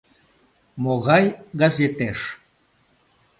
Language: Mari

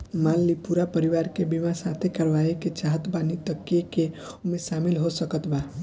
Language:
Bhojpuri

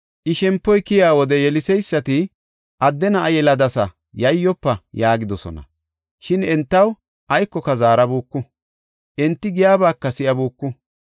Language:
Gofa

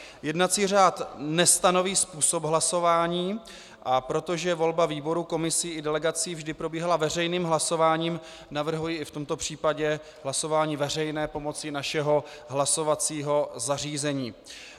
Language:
Czech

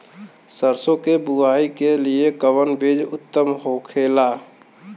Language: Bhojpuri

